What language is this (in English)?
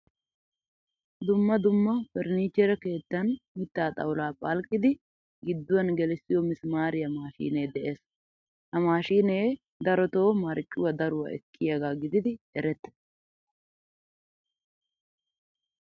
Wolaytta